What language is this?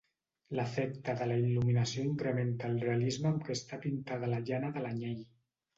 Catalan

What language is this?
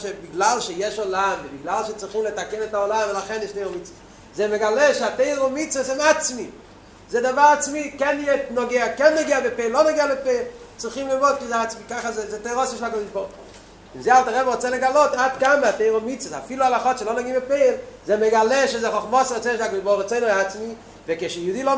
Hebrew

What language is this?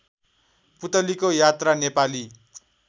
Nepali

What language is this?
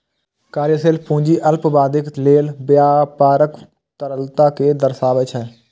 Maithili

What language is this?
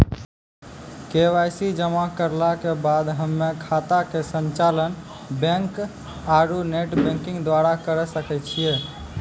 Maithili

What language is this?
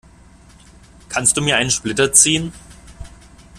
German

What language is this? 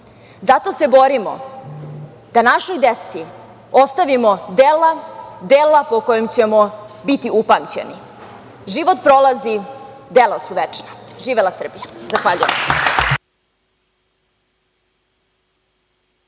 Serbian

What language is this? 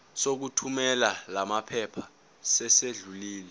Zulu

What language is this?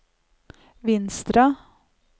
Norwegian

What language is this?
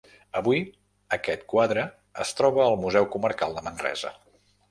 Catalan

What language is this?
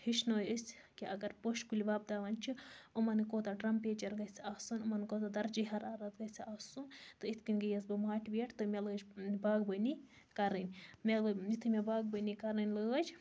Kashmiri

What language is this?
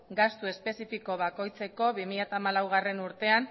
Basque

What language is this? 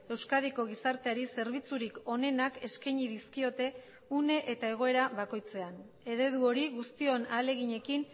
Basque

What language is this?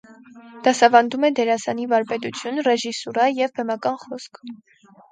Armenian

